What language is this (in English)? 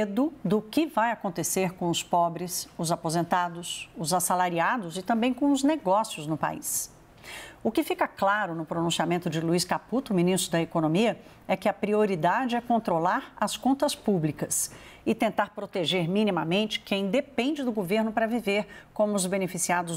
Portuguese